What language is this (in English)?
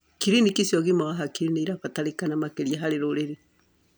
Kikuyu